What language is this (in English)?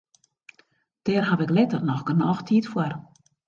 Western Frisian